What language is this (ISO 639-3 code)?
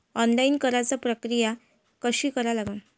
mar